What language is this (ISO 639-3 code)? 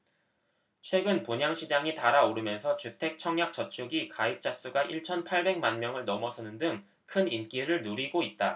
kor